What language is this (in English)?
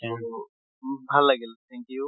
Assamese